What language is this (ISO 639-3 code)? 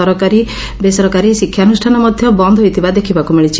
ori